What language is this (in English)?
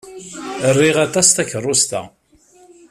Kabyle